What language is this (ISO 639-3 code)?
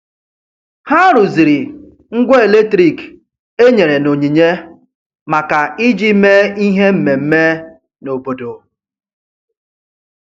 ibo